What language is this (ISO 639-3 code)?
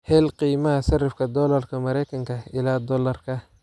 som